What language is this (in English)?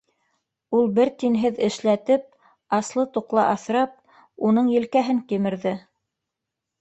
Bashkir